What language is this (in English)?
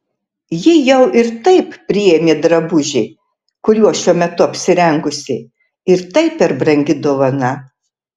Lithuanian